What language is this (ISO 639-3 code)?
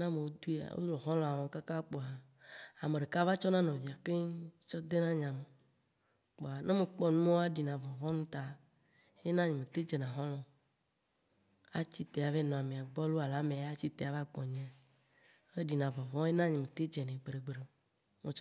wci